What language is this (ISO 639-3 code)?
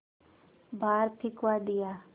hin